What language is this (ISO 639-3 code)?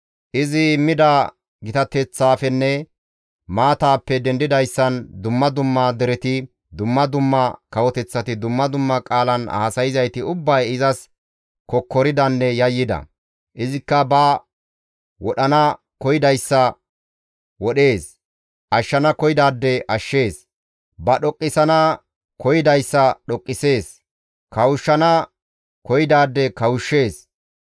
gmv